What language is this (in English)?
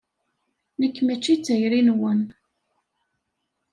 Kabyle